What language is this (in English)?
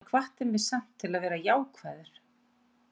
Icelandic